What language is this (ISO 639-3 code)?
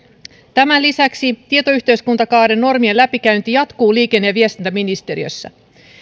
fin